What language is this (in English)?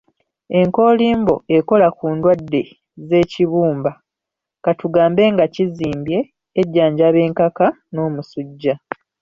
Ganda